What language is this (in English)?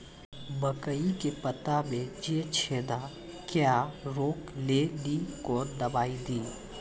Maithili